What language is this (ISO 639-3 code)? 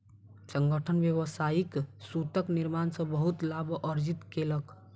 mai